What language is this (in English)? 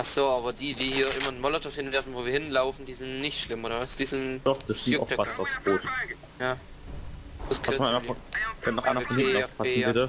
German